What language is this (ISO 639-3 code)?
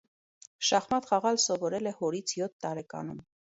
hye